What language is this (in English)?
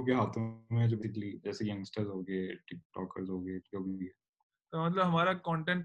Urdu